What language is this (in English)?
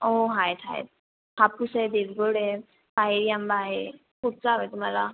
Marathi